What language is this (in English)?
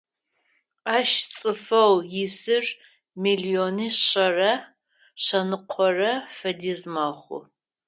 Adyghe